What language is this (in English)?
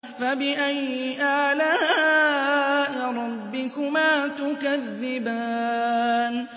Arabic